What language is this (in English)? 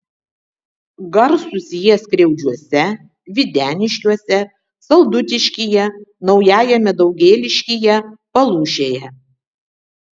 Lithuanian